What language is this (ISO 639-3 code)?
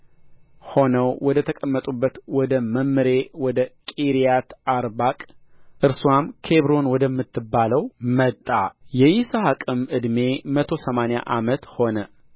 amh